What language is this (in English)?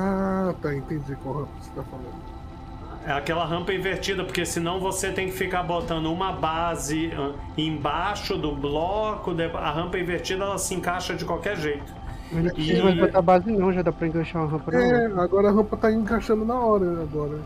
Portuguese